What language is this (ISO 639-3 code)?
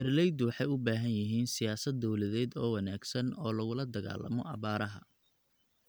som